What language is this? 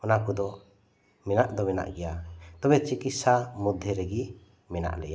Santali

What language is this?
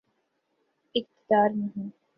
Urdu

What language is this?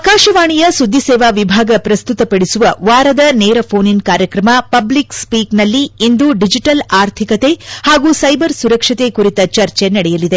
Kannada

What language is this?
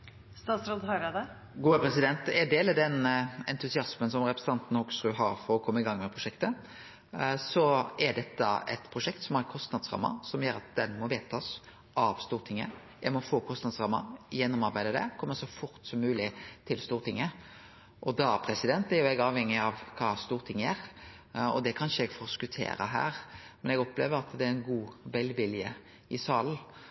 Norwegian Nynorsk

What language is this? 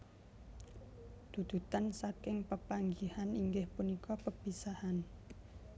Javanese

